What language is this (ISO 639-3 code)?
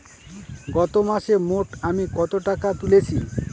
ben